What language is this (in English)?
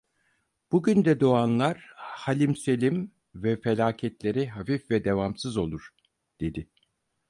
Turkish